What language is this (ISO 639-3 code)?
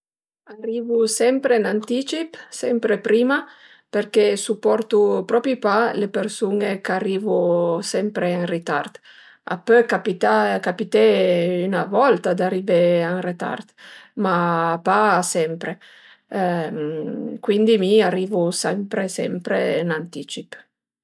pms